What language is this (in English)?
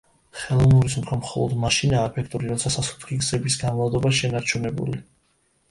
Georgian